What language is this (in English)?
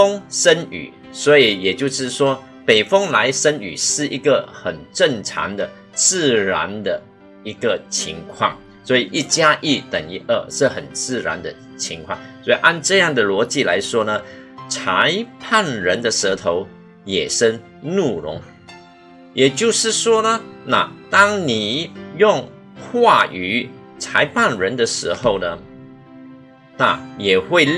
Chinese